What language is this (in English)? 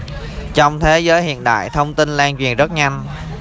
Vietnamese